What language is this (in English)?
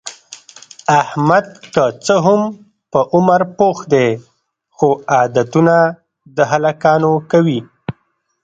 Pashto